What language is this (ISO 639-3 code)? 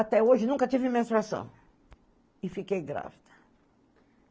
por